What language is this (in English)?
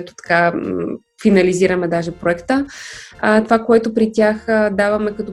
Bulgarian